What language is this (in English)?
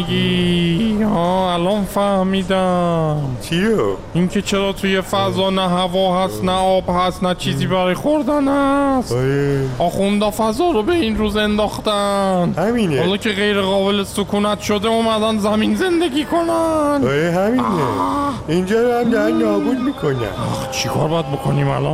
Persian